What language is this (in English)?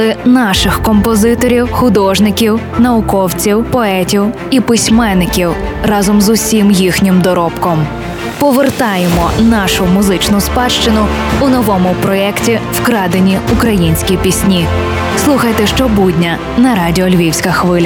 Ukrainian